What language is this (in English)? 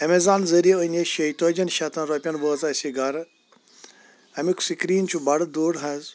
Kashmiri